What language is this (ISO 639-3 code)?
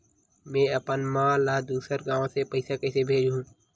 hne